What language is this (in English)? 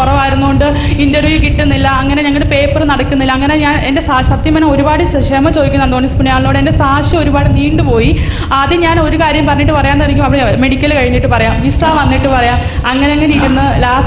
Malayalam